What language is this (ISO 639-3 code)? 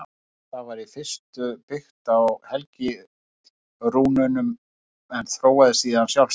isl